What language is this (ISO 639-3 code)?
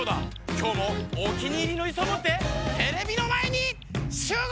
jpn